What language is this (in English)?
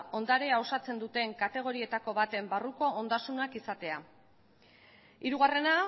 Basque